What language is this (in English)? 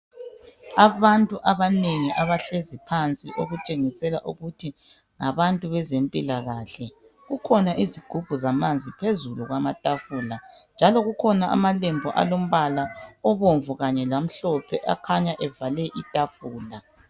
North Ndebele